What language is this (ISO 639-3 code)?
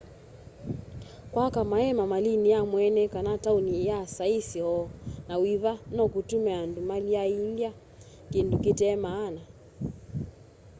kam